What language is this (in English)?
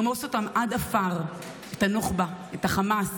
Hebrew